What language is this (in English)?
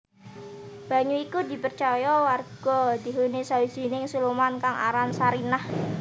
Javanese